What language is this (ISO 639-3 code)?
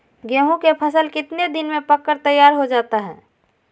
mag